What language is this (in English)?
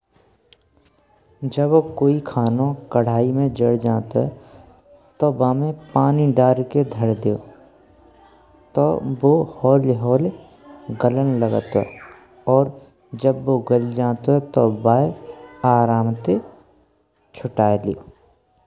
Braj